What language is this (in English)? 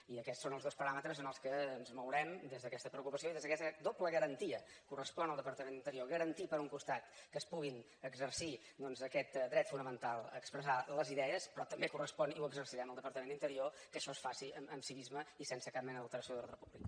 Catalan